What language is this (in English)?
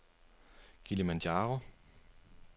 Danish